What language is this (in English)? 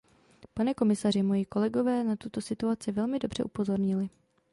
Czech